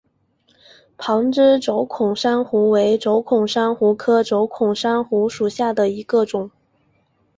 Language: Chinese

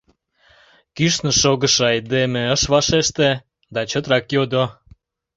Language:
Mari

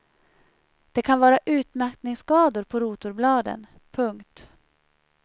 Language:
Swedish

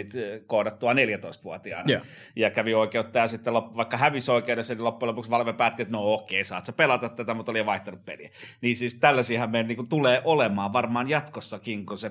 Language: Finnish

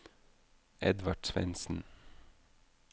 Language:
Norwegian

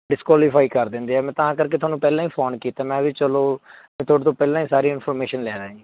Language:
Punjabi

